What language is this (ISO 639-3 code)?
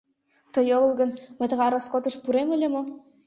chm